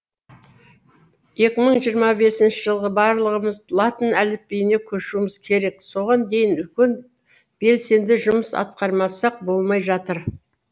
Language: Kazakh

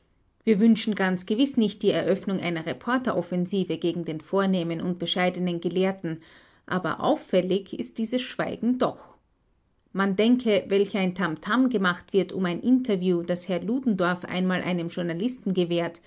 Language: German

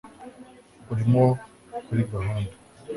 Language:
Kinyarwanda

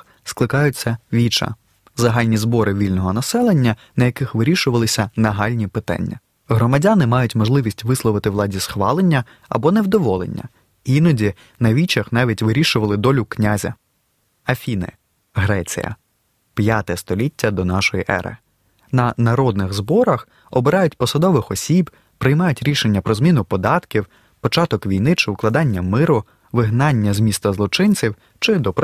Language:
Ukrainian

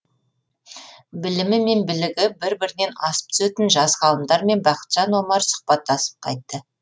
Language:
Kazakh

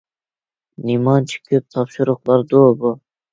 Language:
Uyghur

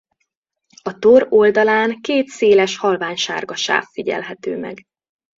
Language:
Hungarian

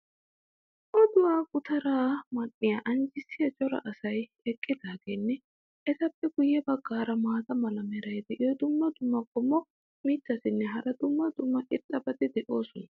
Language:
Wolaytta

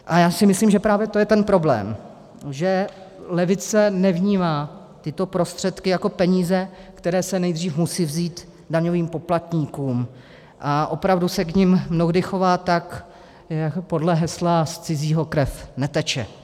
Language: Czech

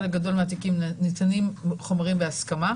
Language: Hebrew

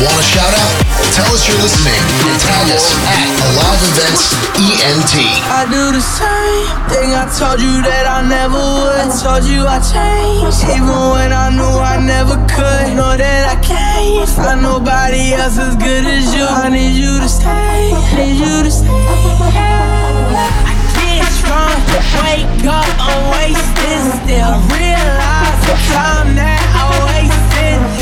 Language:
English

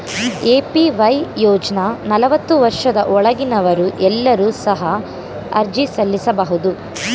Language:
Kannada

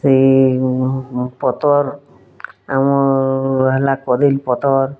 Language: Odia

